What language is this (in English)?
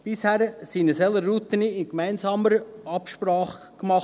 Swiss German